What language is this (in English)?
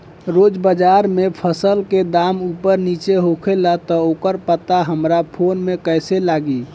Bhojpuri